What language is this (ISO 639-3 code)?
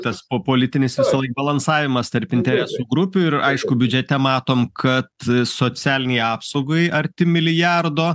lit